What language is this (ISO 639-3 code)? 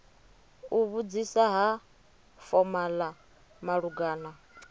ven